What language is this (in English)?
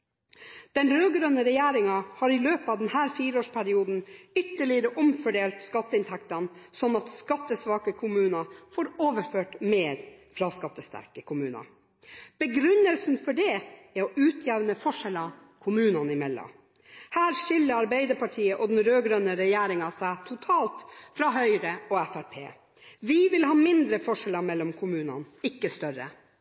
Norwegian Bokmål